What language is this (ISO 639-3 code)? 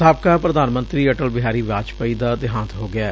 pan